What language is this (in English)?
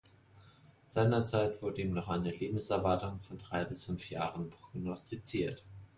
German